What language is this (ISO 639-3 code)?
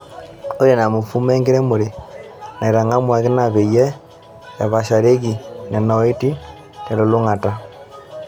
mas